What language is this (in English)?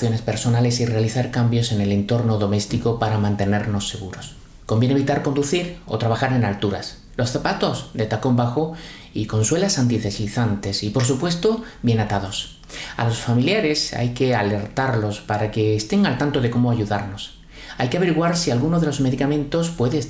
Spanish